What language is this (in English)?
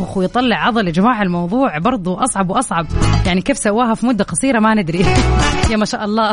Arabic